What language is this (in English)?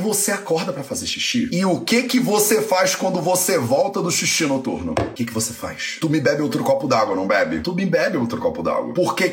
Portuguese